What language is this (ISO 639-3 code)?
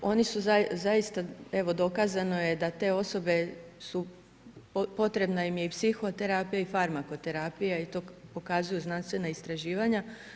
hrv